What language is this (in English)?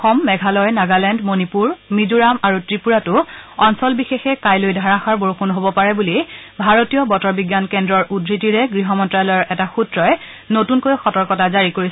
Assamese